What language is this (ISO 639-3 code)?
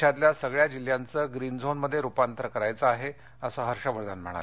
mar